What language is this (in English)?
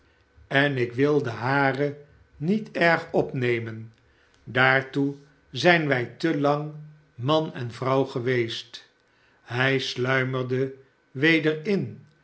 Dutch